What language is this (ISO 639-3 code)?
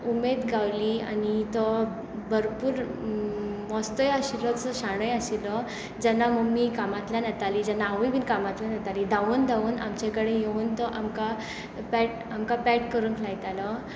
kok